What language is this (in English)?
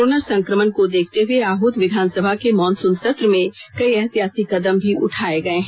Hindi